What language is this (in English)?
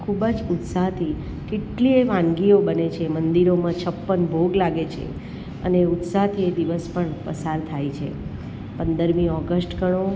Gujarati